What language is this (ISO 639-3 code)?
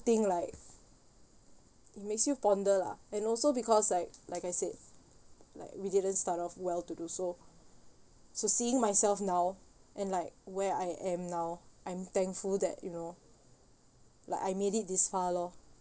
eng